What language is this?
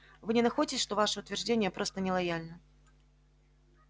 Russian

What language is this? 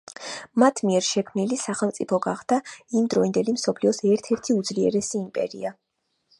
Georgian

